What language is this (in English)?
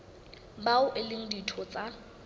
Southern Sotho